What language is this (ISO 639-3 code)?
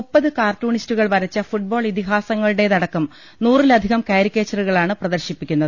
mal